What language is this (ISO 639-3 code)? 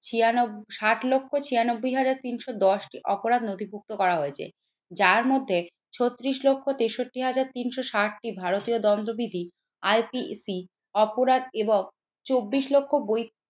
ben